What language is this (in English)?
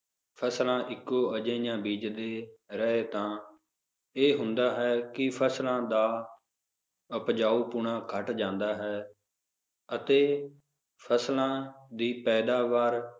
Punjabi